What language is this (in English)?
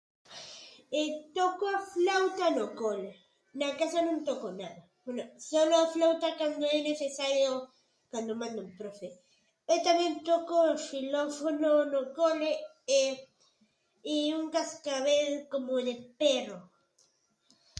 Galician